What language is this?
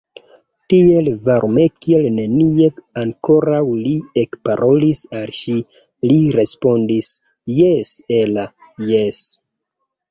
Esperanto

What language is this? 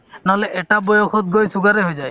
Assamese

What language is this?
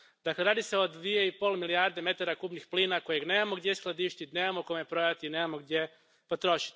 Croatian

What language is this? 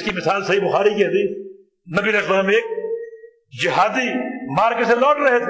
Urdu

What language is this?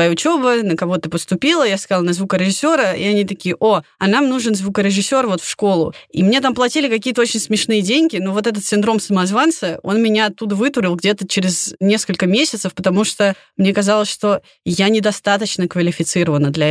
Russian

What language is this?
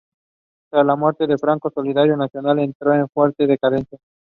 English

